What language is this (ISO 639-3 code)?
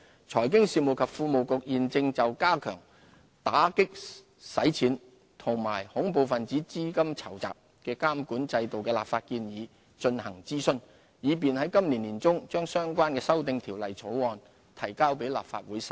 yue